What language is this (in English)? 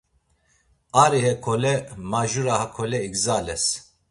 Laz